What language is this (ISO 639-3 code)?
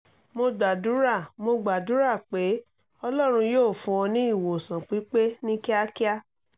yor